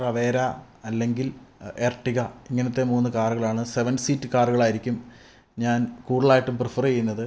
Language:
Malayalam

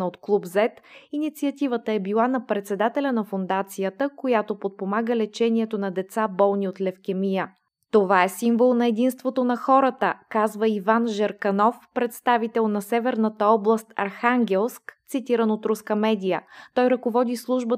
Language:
Bulgarian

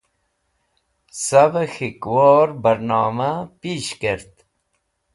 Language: Wakhi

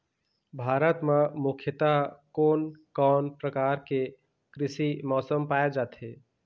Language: Chhattisgarhi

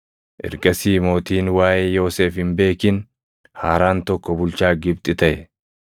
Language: Oromo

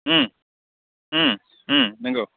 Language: Bodo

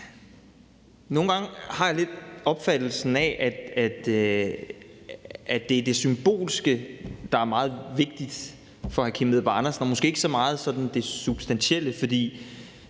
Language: Danish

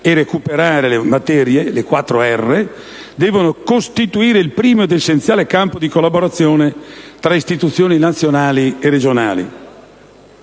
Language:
Italian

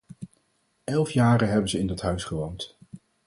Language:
Dutch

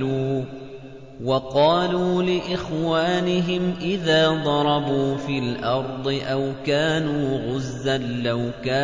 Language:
Arabic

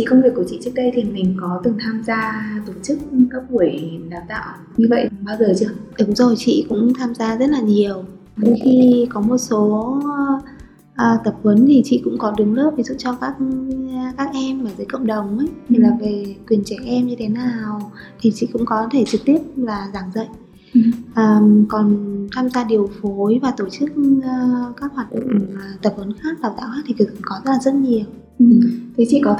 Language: Vietnamese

